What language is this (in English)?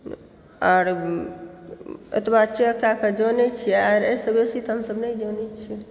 Maithili